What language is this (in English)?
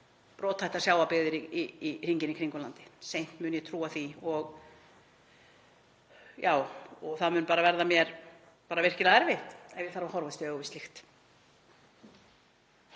Icelandic